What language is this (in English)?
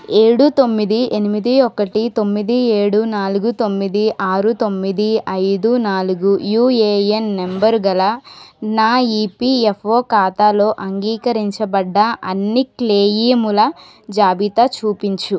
Telugu